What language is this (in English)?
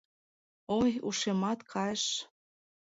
Mari